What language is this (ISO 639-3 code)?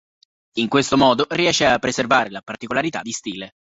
ita